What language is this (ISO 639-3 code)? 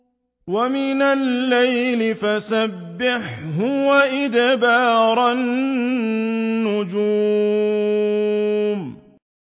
ara